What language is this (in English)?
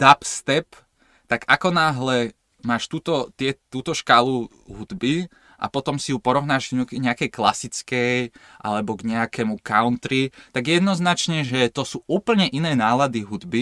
Slovak